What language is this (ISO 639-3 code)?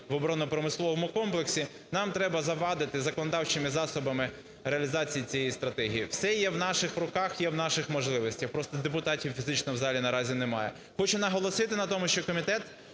ukr